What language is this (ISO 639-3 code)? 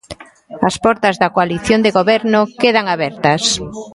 glg